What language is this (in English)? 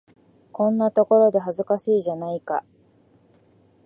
Japanese